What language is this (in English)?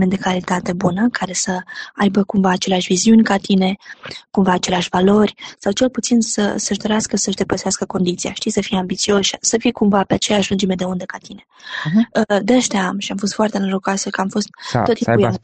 Romanian